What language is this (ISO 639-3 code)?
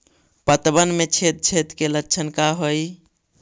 mag